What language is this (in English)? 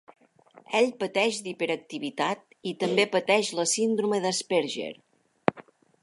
Catalan